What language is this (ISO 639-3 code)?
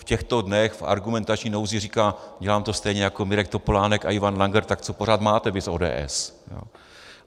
ces